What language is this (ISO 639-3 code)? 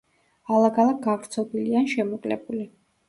kat